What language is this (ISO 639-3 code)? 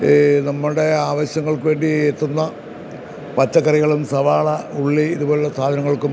mal